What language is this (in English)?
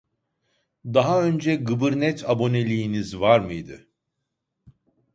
Turkish